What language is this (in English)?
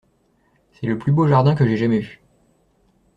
French